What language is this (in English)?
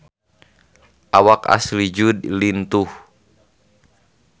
Sundanese